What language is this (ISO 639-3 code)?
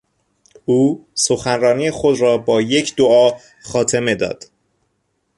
fas